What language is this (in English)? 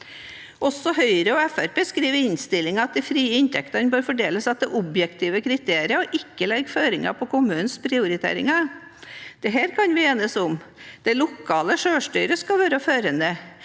Norwegian